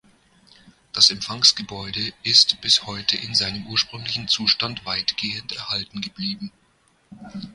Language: German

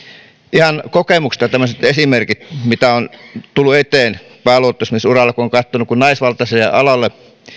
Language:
Finnish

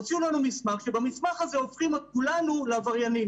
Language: Hebrew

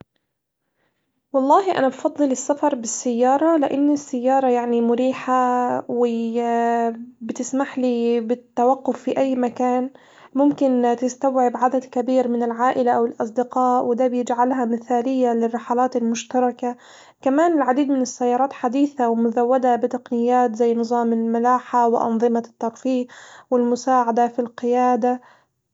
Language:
Hijazi Arabic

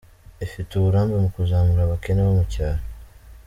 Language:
Kinyarwanda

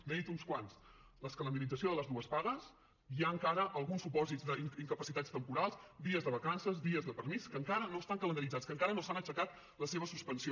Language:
Catalan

